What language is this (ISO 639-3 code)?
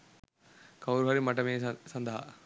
sin